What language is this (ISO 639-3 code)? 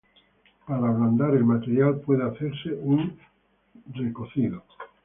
spa